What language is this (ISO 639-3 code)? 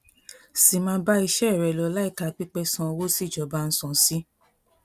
yor